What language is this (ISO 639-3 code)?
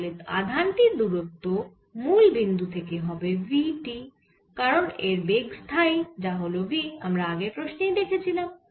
ben